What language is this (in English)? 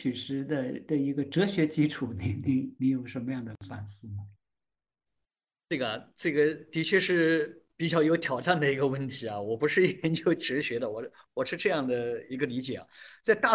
Chinese